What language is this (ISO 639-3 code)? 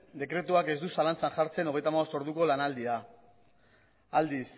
eus